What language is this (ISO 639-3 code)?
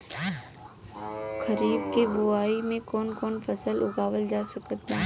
bho